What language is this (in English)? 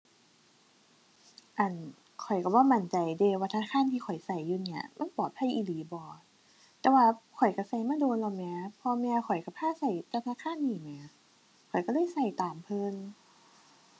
Thai